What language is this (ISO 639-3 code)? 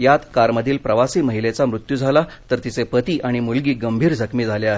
mar